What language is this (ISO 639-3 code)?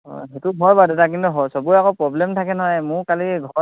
asm